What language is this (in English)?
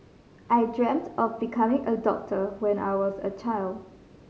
English